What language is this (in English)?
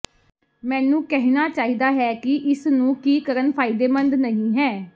Punjabi